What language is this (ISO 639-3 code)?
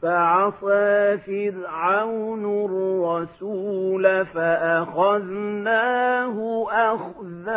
ara